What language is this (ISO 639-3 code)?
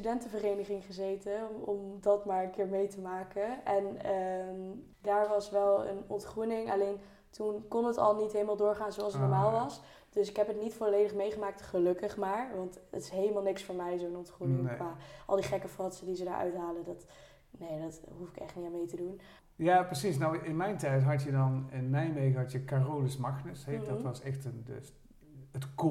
nld